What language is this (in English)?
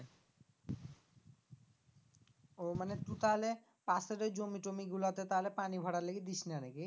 Bangla